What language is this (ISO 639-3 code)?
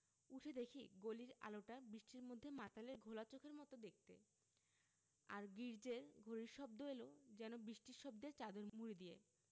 ben